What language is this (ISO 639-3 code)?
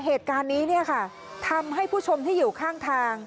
tha